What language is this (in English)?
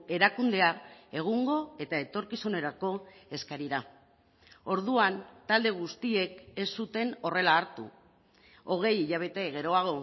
Basque